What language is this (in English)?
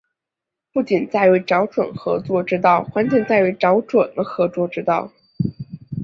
Chinese